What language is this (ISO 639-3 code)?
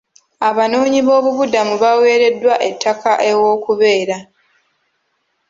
lug